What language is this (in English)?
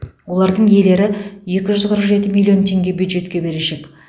Kazakh